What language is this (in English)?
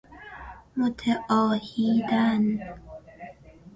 Persian